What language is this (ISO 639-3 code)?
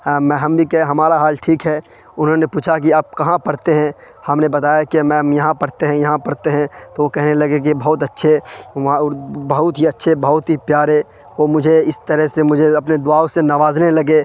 urd